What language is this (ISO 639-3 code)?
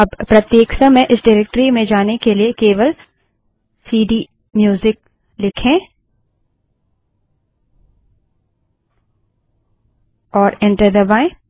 hin